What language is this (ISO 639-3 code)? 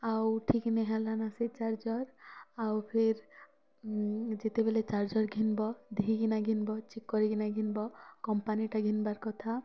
ori